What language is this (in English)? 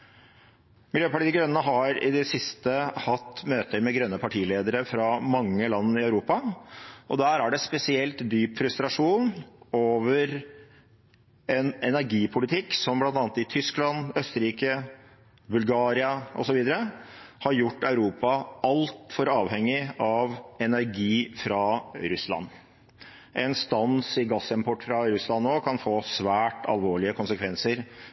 Norwegian Bokmål